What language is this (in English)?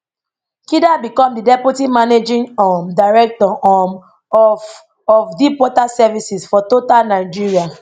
Nigerian Pidgin